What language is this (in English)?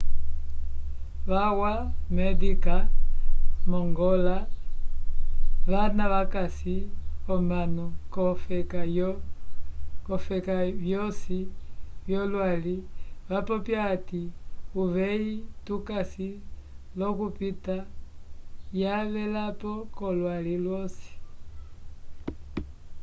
Umbundu